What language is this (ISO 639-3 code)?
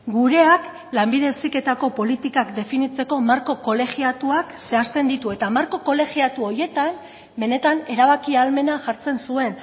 eus